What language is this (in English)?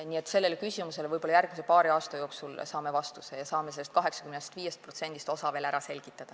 Estonian